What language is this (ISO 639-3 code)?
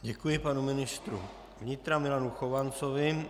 ces